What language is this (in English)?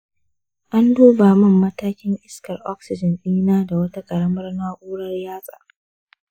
Hausa